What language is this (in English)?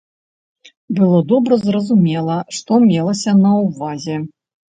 Belarusian